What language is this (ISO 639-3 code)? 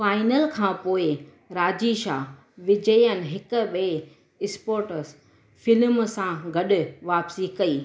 snd